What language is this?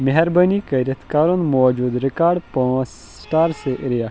Kashmiri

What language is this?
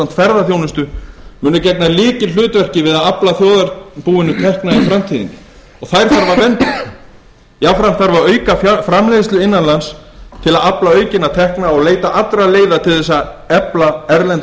Icelandic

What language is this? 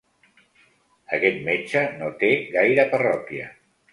Catalan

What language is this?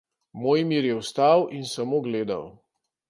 Slovenian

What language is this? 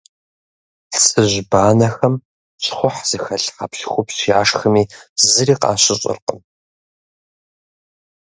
Kabardian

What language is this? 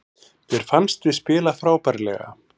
Icelandic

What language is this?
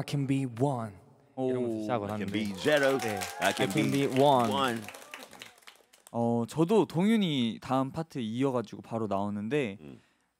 Korean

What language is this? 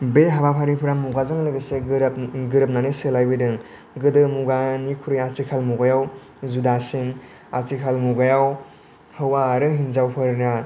Bodo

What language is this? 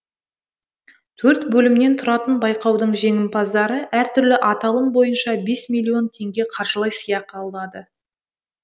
Kazakh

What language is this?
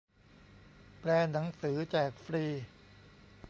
Thai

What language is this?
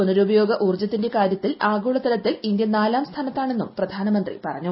Malayalam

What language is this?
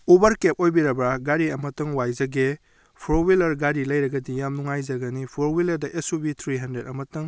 Manipuri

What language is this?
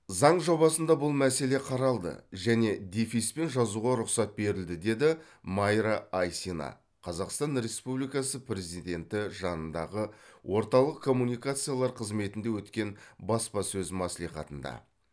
Kazakh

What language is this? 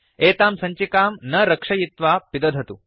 Sanskrit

